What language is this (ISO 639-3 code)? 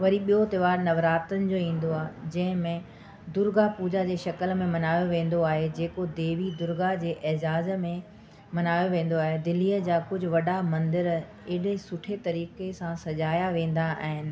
snd